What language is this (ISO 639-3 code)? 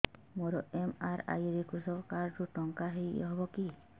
ori